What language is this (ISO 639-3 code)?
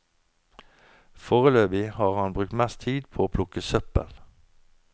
nor